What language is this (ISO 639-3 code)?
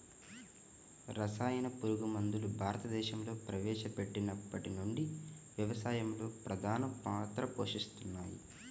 tel